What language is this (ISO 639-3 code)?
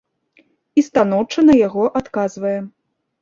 bel